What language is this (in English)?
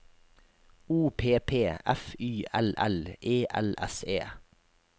Norwegian